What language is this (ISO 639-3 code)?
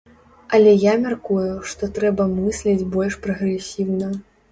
bel